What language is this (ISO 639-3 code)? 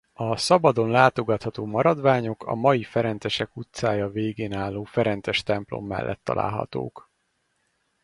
hun